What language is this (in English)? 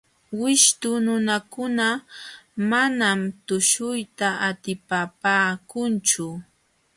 Jauja Wanca Quechua